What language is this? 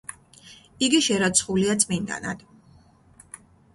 Georgian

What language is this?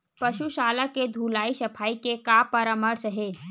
Chhattisgarhi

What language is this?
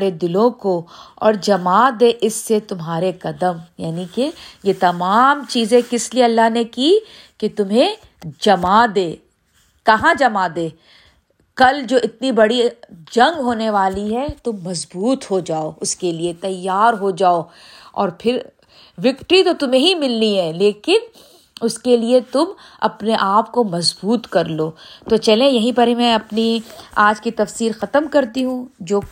Urdu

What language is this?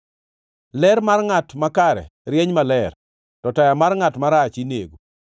Luo (Kenya and Tanzania)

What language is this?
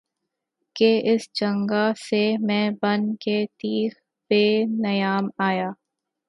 Urdu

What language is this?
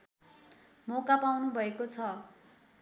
Nepali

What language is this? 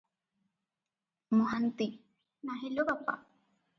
Odia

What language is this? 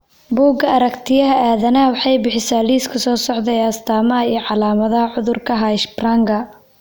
Somali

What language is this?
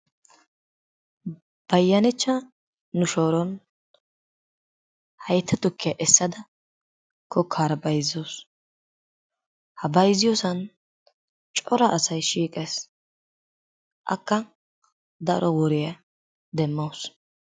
Wolaytta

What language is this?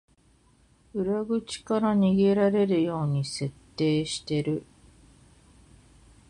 Japanese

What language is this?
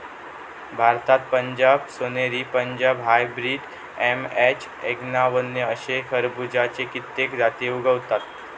Marathi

